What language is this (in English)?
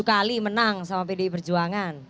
Indonesian